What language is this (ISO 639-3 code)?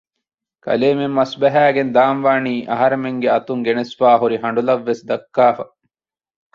div